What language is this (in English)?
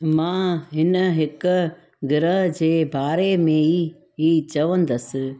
Sindhi